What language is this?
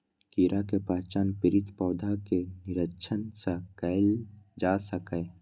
Maithili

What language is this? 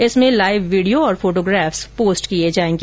Hindi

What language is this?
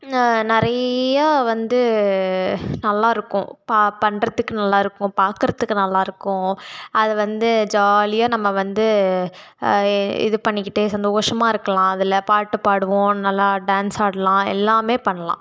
Tamil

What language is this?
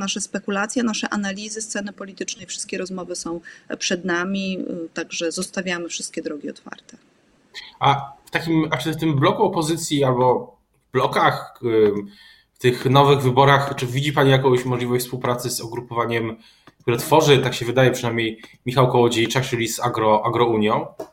Polish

